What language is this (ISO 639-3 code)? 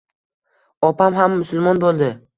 uzb